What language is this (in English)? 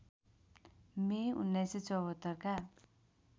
Nepali